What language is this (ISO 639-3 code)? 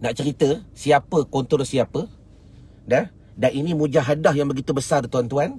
msa